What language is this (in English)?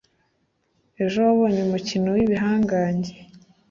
Kinyarwanda